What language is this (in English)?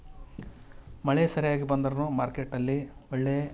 Kannada